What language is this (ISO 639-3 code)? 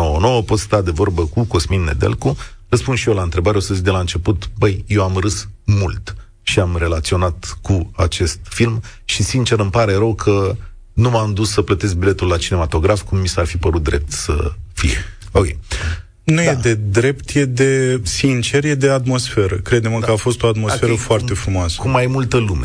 ron